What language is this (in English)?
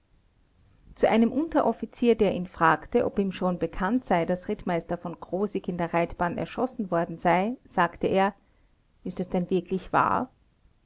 German